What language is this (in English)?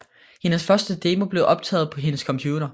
Danish